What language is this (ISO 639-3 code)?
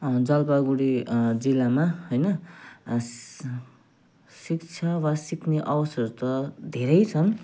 nep